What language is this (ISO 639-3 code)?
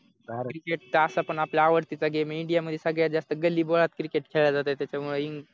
mar